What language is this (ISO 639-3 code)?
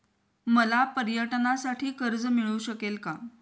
mar